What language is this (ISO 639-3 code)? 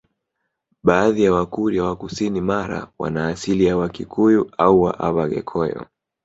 swa